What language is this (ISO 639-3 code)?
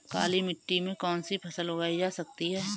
hin